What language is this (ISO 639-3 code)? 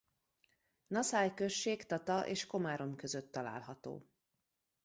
hun